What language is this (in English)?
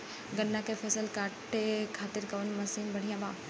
Bhojpuri